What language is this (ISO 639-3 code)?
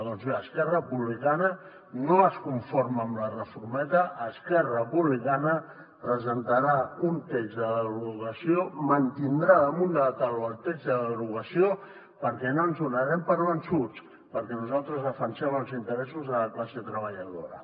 cat